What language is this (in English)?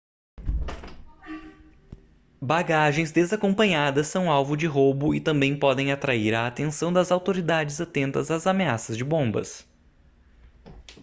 Portuguese